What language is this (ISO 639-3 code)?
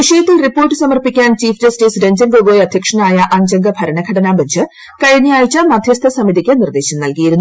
mal